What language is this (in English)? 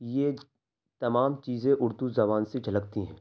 Urdu